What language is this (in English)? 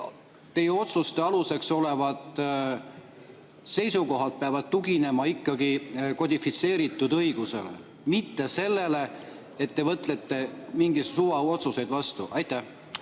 Estonian